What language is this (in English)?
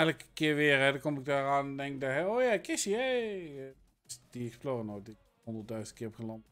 Dutch